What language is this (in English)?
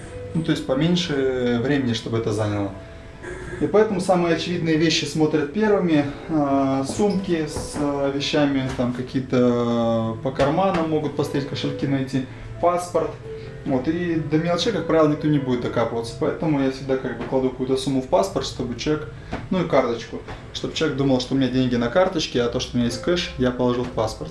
Russian